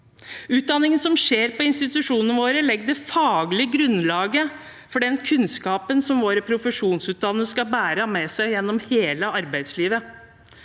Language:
Norwegian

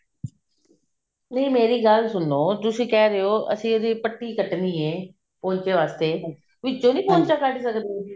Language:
Punjabi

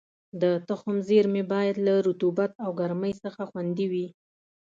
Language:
Pashto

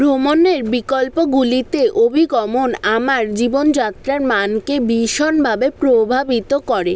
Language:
Bangla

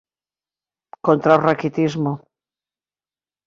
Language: Galician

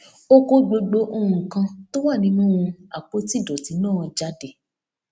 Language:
Yoruba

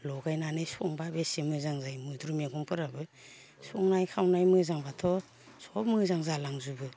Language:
Bodo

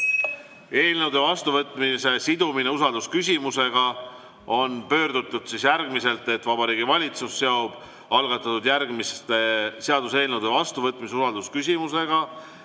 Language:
Estonian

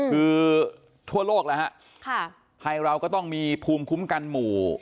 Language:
Thai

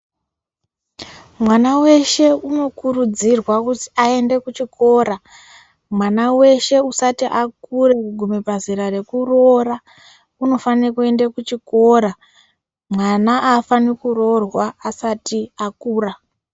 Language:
Ndau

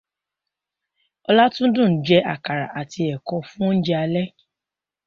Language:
Yoruba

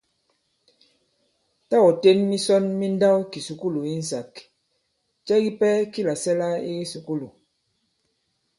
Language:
Bankon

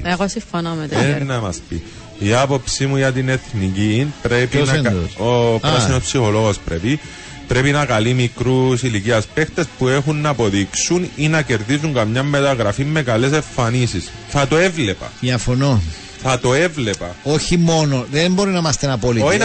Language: Greek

